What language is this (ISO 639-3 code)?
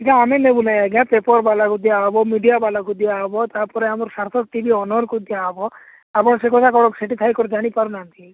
ori